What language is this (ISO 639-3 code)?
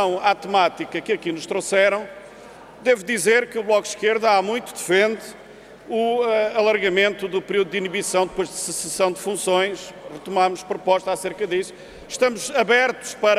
por